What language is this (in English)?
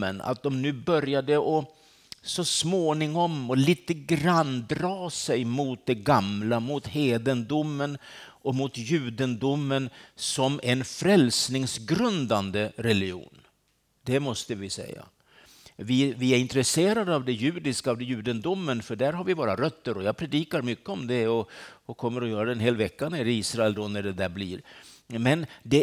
Swedish